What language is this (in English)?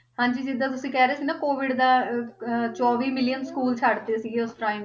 Punjabi